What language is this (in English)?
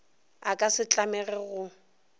Northern Sotho